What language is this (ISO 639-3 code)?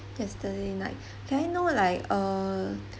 eng